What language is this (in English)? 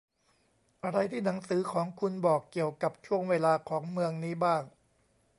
Thai